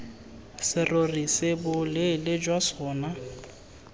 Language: Tswana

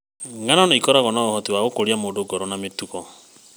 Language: Kikuyu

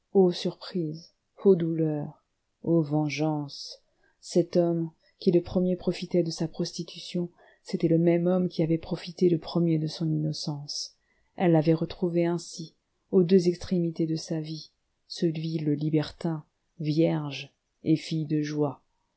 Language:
French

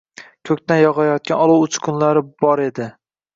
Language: Uzbek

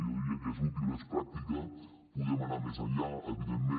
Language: Catalan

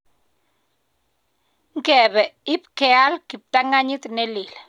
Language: Kalenjin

